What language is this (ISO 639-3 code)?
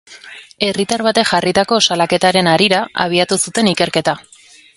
eus